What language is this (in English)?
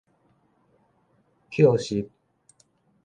Min Nan Chinese